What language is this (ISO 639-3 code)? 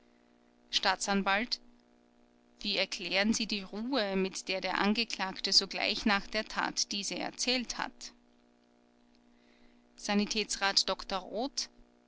deu